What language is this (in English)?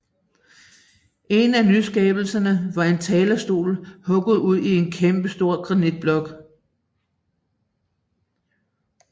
Danish